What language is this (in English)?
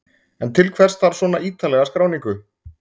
Icelandic